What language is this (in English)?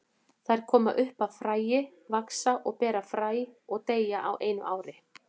Icelandic